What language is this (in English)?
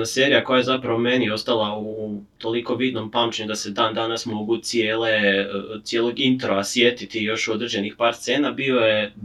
Croatian